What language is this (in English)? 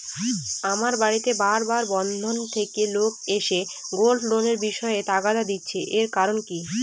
Bangla